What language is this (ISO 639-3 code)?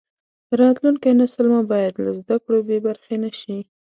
pus